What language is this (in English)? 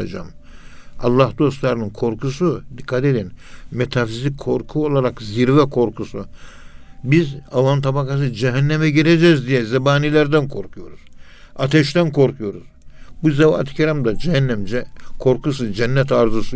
Turkish